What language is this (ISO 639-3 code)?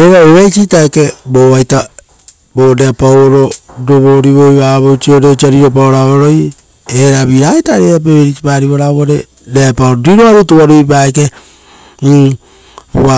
roo